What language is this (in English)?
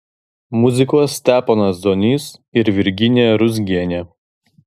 Lithuanian